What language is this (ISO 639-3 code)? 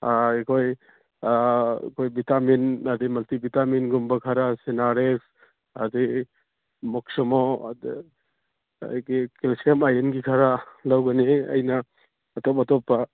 mni